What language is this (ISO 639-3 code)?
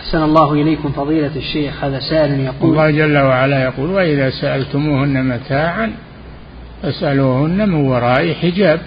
ara